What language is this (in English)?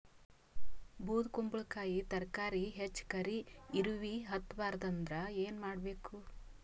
Kannada